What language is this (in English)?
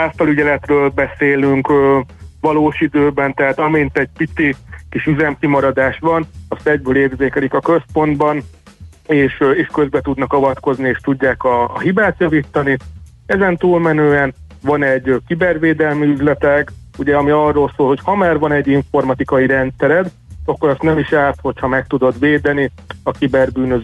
Hungarian